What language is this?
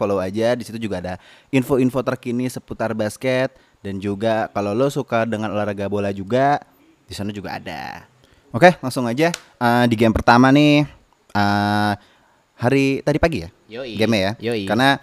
Indonesian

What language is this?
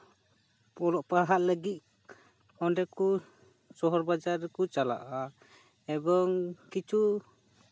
Santali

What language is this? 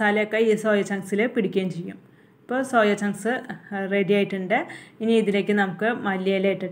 Turkish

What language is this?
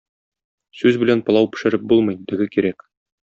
Tatar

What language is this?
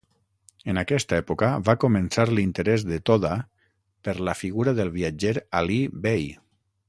Catalan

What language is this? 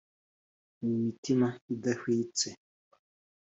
Kinyarwanda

